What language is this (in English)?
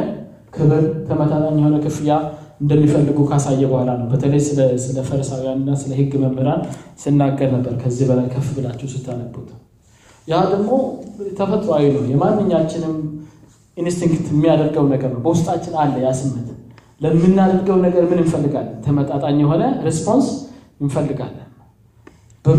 Amharic